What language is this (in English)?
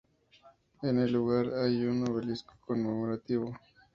Spanish